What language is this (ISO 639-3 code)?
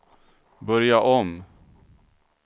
swe